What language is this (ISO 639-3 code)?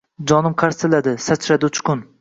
uzb